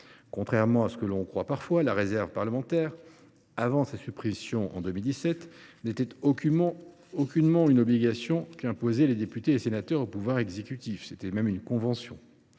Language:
French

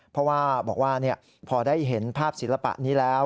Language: Thai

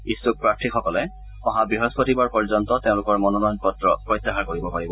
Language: Assamese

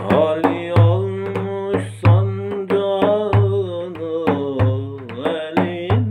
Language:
Arabic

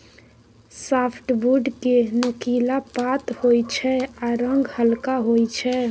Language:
Maithili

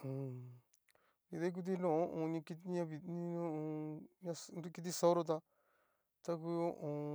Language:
Cacaloxtepec Mixtec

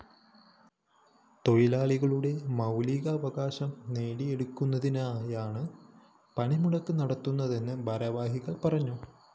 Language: Malayalam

